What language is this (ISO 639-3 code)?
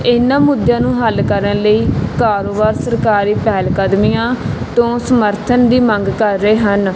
pan